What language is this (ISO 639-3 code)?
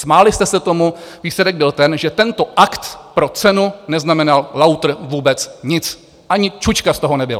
ces